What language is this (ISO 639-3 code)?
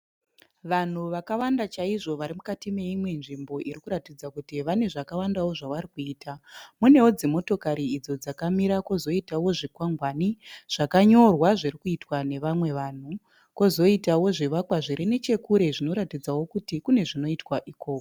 sna